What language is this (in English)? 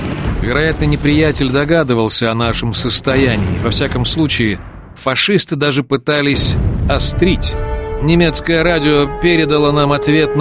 Russian